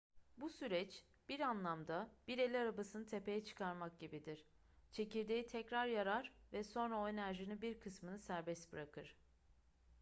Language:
Turkish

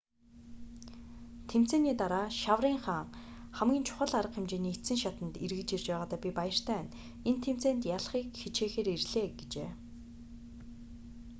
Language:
Mongolian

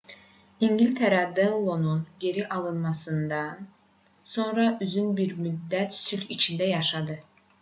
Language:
Azerbaijani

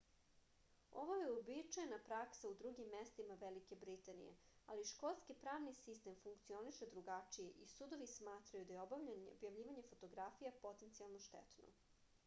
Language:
Serbian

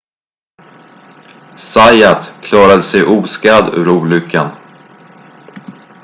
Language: Swedish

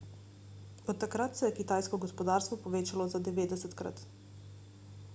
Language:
Slovenian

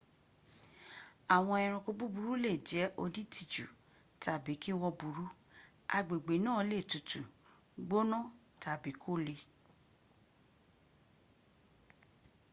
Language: Yoruba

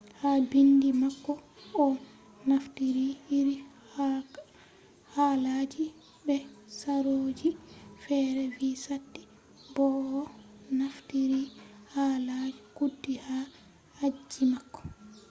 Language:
Fula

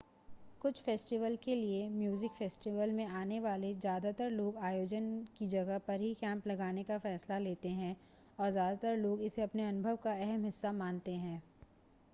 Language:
Hindi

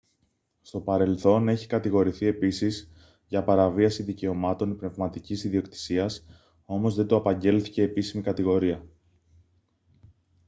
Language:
Greek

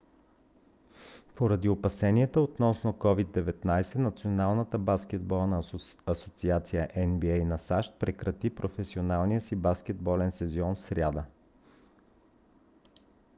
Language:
Bulgarian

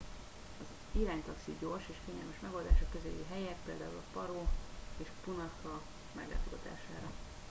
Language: Hungarian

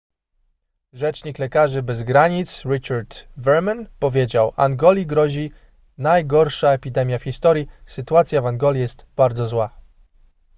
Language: Polish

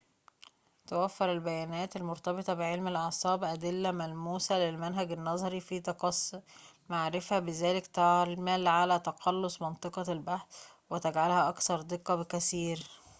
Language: Arabic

